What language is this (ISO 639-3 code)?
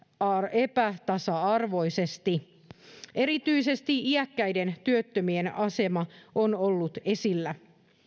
fin